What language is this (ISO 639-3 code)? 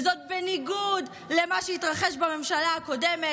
heb